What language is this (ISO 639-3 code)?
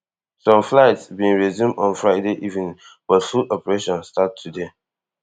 pcm